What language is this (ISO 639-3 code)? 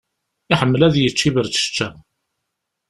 kab